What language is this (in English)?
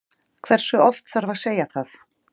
Icelandic